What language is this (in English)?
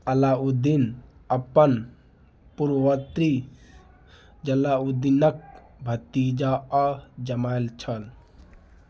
Maithili